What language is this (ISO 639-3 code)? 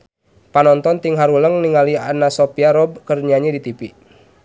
sun